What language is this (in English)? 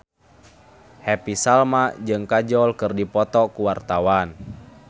Sundanese